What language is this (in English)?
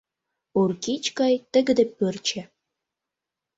Mari